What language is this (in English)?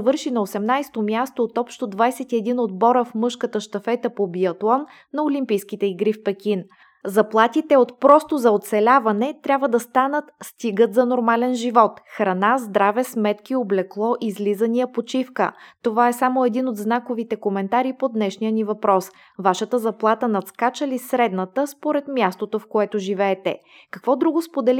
Bulgarian